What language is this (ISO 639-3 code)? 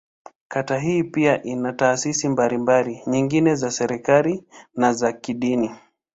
swa